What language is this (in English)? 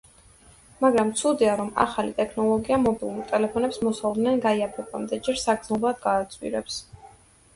Georgian